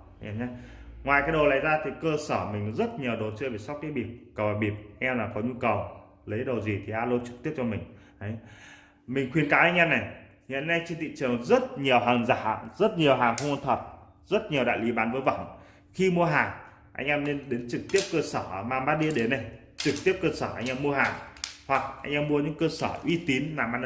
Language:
Vietnamese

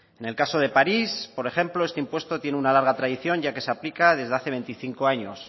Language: Spanish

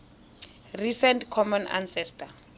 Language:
Tswana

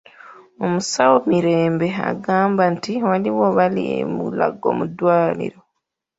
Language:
Ganda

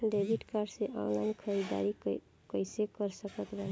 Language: Bhojpuri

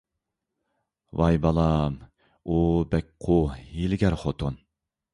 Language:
Uyghur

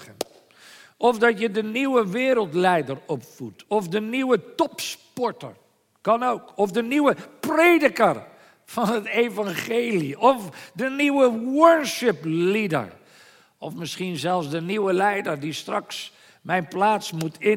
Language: Dutch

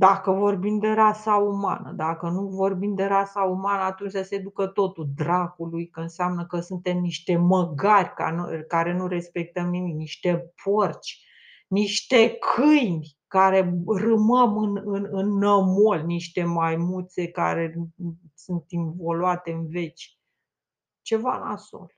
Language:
Romanian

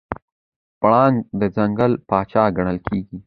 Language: Pashto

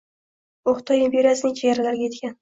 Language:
Uzbek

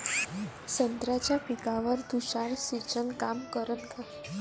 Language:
Marathi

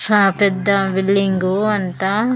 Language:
Telugu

